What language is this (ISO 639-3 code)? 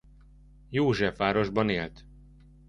hun